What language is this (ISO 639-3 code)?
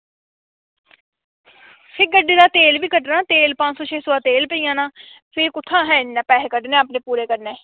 doi